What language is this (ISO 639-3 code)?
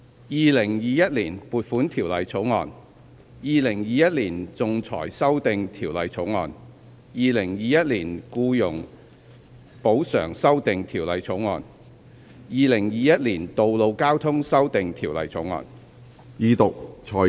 yue